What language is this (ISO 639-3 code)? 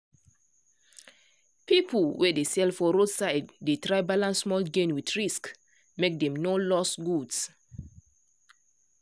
pcm